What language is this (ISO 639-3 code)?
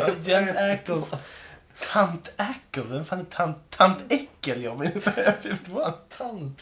swe